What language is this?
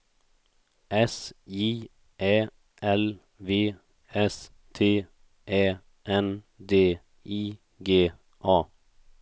Swedish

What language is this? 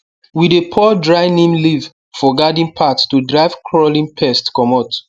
Nigerian Pidgin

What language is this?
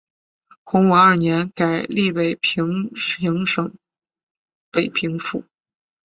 Chinese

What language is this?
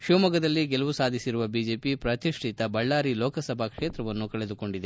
Kannada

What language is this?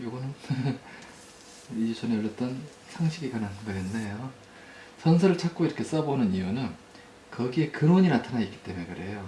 Korean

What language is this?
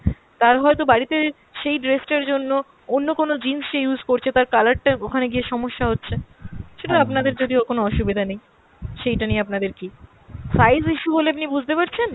Bangla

